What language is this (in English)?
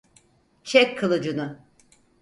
Turkish